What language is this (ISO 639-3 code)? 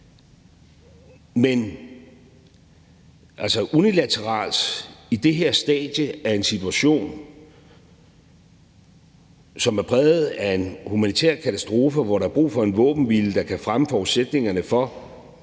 dan